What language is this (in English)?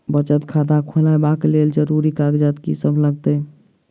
Maithili